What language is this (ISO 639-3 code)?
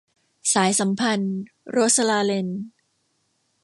tha